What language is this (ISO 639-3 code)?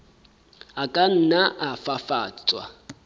sot